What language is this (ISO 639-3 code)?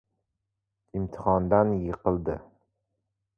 uzb